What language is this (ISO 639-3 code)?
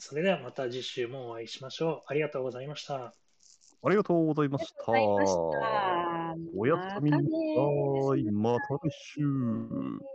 jpn